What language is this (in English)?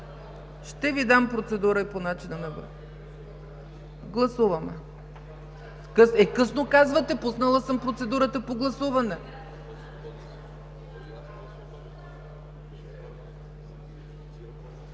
Bulgarian